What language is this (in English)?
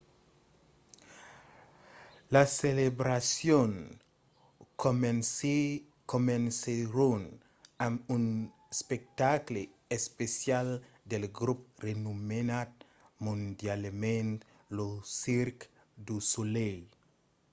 Occitan